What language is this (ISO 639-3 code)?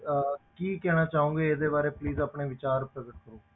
pan